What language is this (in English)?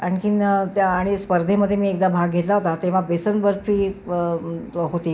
Marathi